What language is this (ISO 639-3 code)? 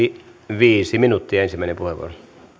fin